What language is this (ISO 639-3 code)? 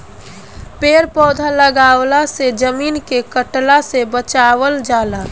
bho